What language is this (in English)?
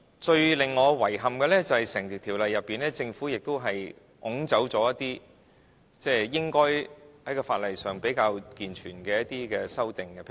Cantonese